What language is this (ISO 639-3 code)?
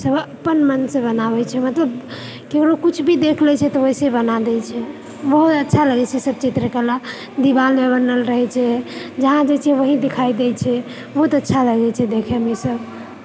mai